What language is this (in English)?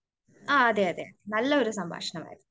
Malayalam